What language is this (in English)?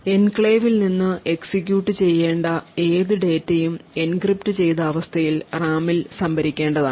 Malayalam